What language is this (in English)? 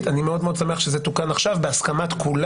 Hebrew